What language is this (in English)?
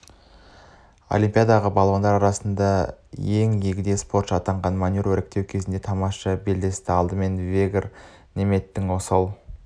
Kazakh